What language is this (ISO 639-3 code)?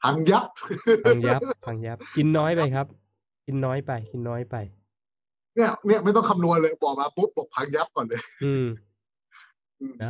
tha